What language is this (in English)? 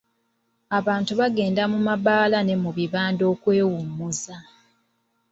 Ganda